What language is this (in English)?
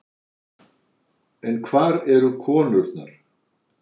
Icelandic